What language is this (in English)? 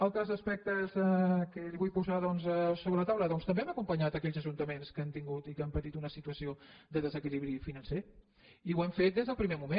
Catalan